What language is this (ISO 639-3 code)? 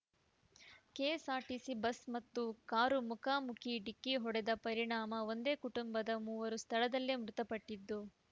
kan